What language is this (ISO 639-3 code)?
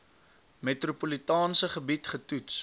afr